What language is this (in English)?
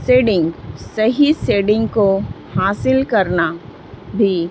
Urdu